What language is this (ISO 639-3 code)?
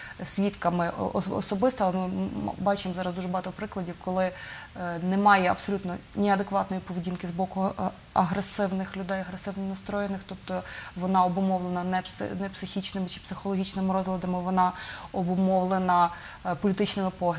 ukr